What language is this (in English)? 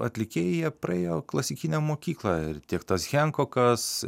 Lithuanian